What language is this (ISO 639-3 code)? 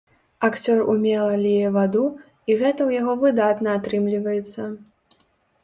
bel